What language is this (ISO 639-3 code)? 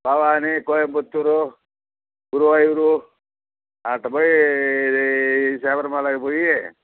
tel